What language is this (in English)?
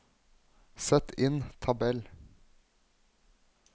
Norwegian